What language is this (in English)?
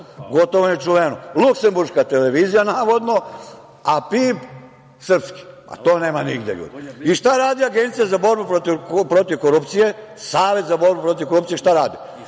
Serbian